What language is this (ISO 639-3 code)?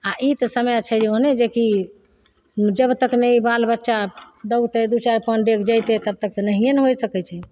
mai